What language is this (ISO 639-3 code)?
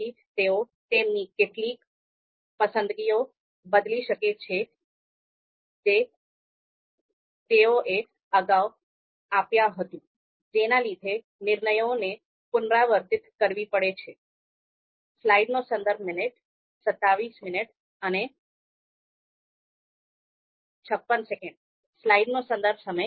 guj